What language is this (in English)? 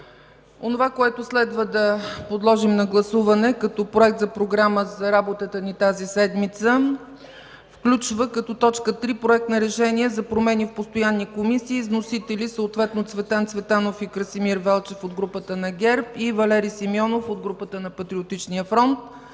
Bulgarian